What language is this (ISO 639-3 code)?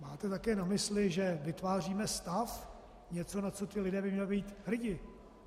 ces